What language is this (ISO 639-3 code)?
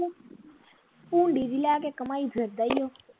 pan